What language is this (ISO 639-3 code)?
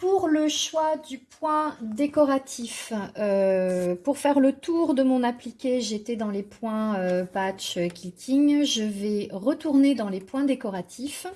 fra